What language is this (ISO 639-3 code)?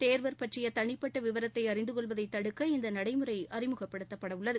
tam